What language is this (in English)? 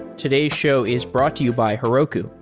English